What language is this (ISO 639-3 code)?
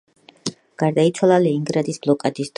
kat